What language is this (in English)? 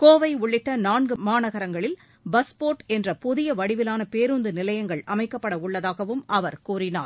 Tamil